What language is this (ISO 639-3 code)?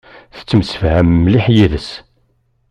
kab